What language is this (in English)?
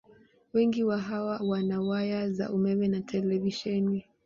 Swahili